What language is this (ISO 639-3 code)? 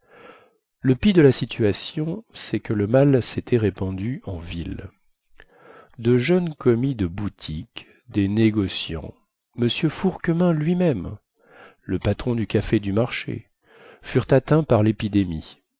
fra